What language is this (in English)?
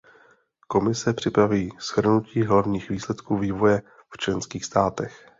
Czech